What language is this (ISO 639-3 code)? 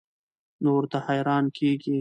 pus